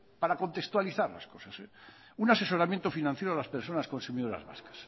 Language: Spanish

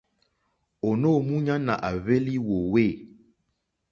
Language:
Mokpwe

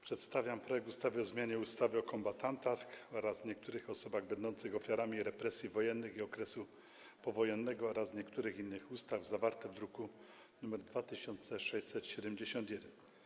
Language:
Polish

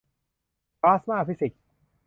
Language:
Thai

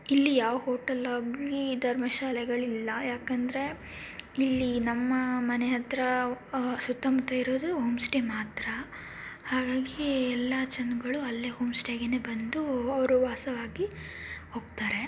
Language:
Kannada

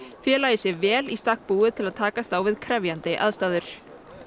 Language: Icelandic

